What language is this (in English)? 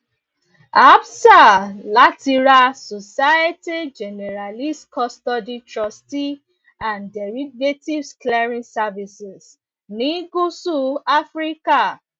Yoruba